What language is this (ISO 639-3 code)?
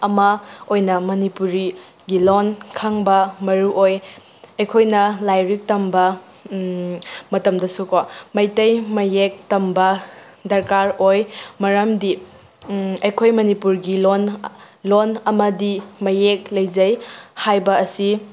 mni